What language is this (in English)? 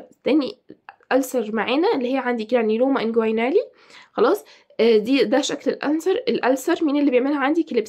Arabic